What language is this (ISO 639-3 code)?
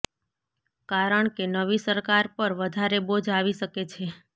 guj